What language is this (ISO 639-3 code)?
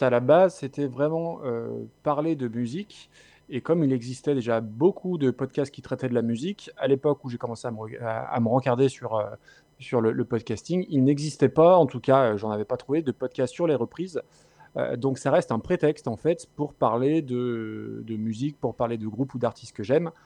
fra